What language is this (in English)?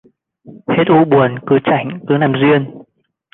Vietnamese